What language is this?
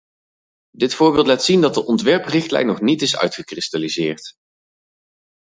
Dutch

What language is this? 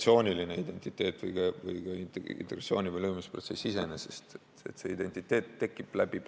Estonian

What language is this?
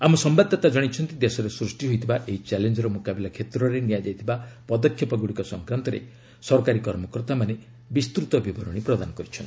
Odia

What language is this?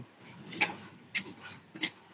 Odia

